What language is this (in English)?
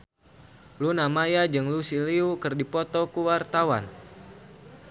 Sundanese